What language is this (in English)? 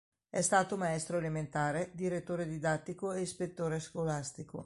Italian